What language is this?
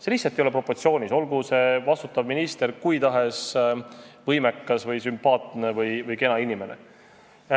Estonian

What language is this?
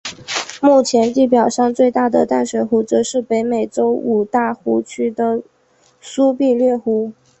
Chinese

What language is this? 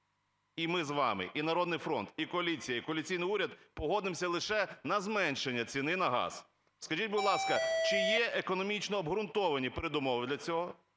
Ukrainian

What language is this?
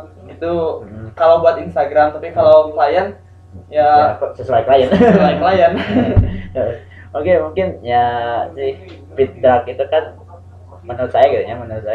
Indonesian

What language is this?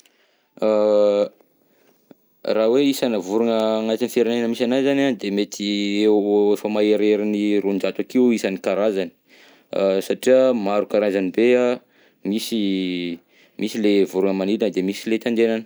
Southern Betsimisaraka Malagasy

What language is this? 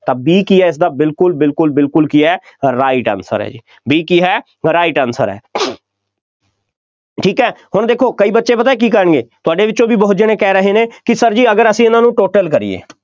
Punjabi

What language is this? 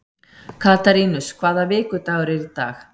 Icelandic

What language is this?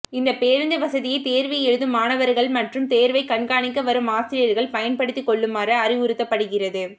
Tamil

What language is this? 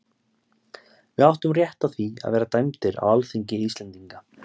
Icelandic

